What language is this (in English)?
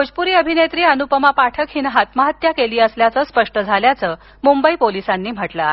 Marathi